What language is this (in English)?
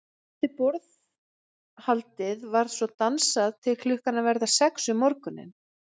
Icelandic